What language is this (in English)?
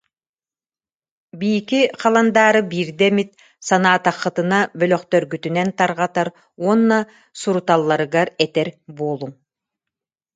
Yakut